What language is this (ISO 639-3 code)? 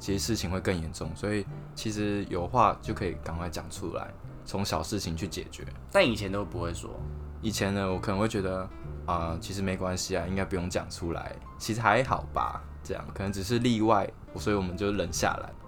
zho